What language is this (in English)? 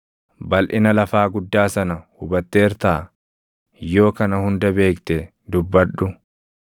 Oromo